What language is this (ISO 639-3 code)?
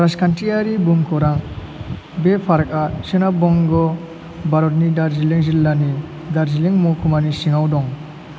brx